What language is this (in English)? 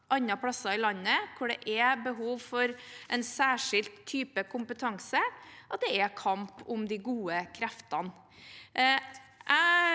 Norwegian